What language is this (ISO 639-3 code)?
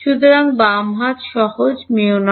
ben